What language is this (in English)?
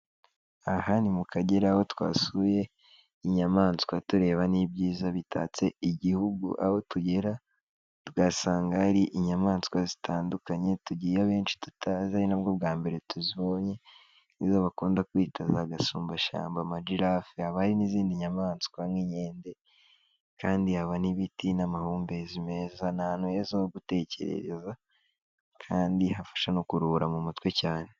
Kinyarwanda